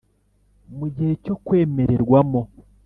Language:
Kinyarwanda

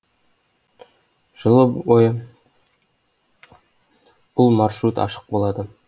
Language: Kazakh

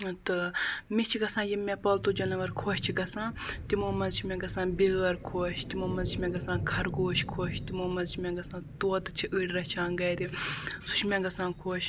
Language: Kashmiri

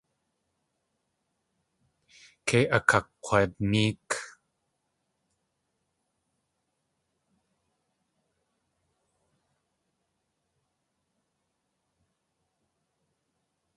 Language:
Tlingit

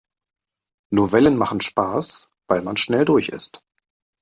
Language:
German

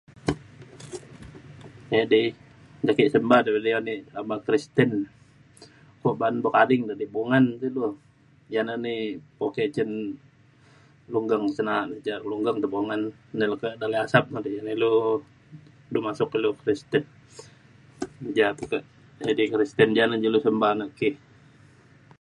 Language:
Mainstream Kenyah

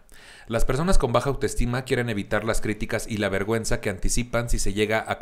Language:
Spanish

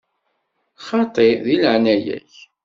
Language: Kabyle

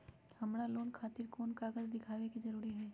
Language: Magahi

